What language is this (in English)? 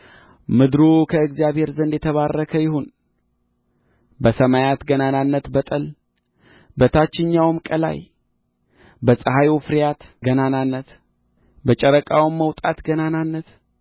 Amharic